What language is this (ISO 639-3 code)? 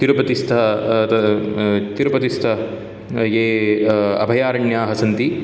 san